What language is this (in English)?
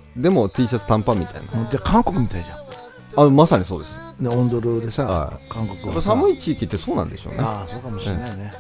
Japanese